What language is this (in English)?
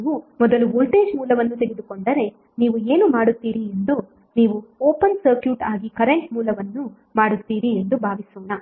Kannada